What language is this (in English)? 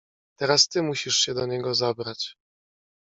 Polish